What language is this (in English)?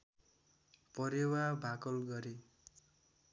Nepali